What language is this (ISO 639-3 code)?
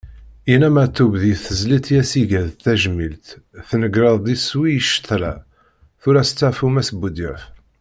kab